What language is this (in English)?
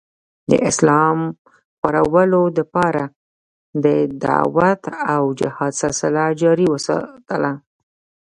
Pashto